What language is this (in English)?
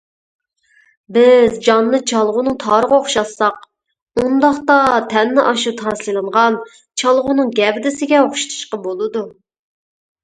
Uyghur